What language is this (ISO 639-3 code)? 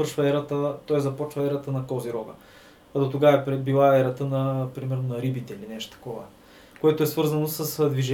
bul